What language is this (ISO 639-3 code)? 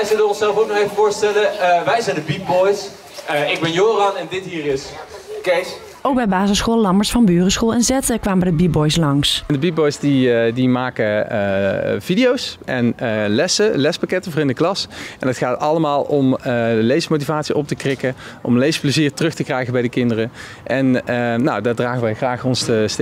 nld